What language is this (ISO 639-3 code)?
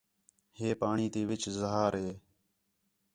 xhe